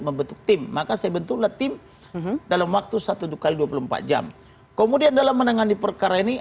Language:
Indonesian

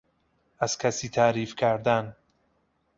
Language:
Persian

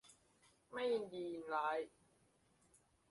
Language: Thai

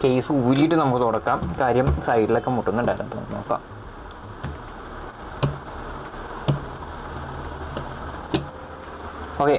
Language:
Malayalam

